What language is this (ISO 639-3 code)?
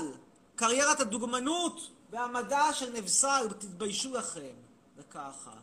heb